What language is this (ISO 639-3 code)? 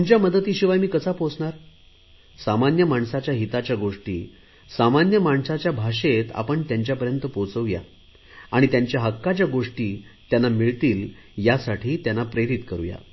mar